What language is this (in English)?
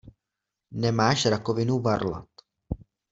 Czech